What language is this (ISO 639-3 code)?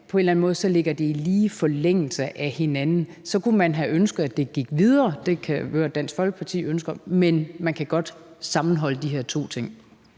dan